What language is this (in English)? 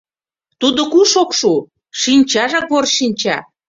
Mari